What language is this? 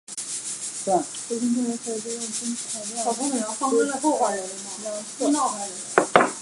Chinese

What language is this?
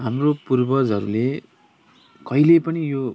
Nepali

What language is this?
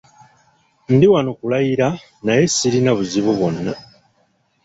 Ganda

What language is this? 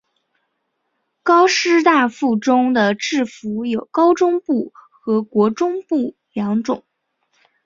Chinese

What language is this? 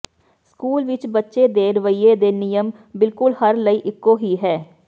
Punjabi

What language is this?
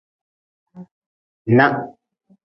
Nawdm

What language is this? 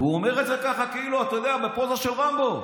Hebrew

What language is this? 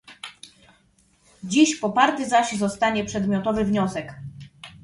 Polish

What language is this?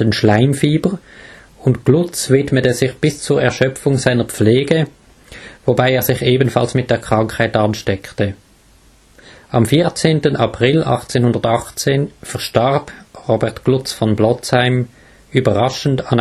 German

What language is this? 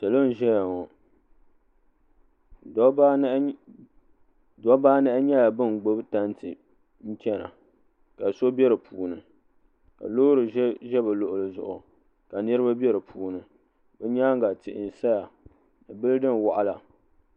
Dagbani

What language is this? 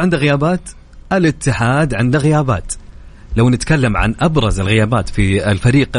Arabic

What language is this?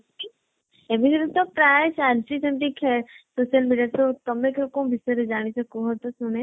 Odia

